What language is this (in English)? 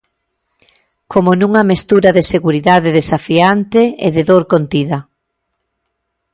Galician